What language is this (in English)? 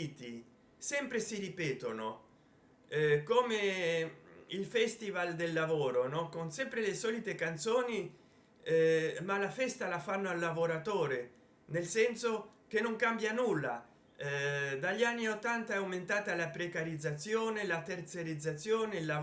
Italian